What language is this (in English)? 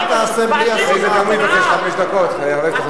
Hebrew